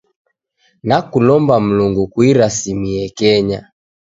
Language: Taita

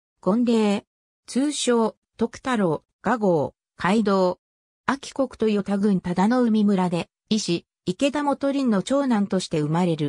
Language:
Japanese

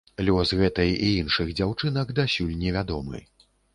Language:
Belarusian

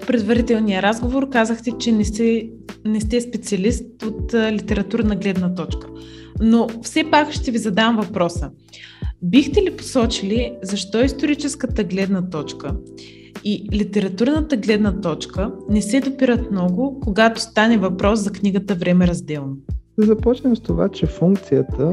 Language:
Bulgarian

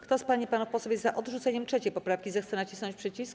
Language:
Polish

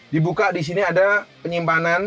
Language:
Indonesian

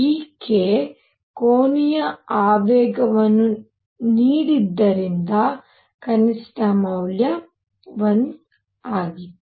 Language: Kannada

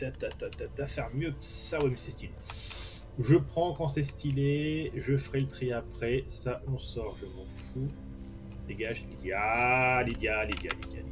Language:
French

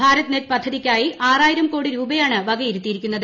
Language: Malayalam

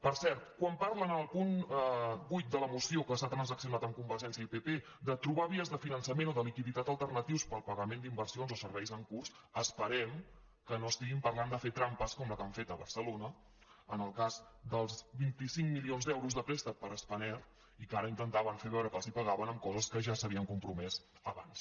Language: Catalan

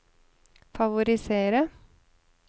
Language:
Norwegian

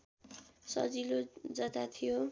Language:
Nepali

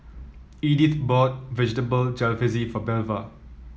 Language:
English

